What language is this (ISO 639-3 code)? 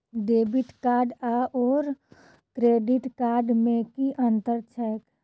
mai